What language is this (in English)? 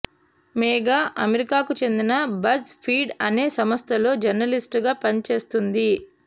Telugu